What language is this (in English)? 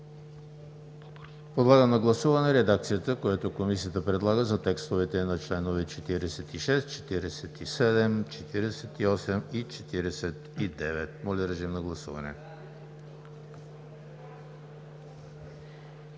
Bulgarian